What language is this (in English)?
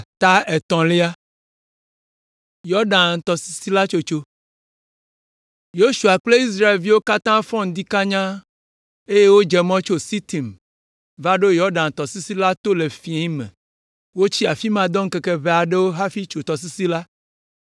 Ewe